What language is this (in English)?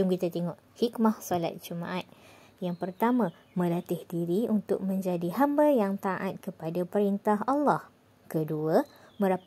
Malay